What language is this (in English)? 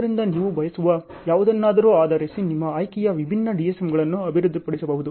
Kannada